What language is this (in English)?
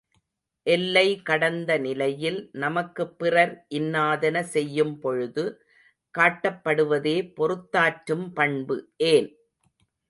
Tamil